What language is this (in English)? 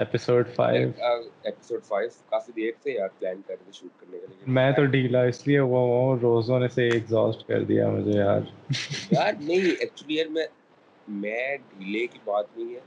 Urdu